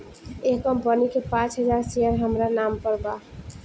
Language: Bhojpuri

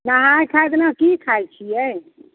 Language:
Maithili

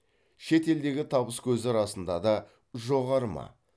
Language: Kazakh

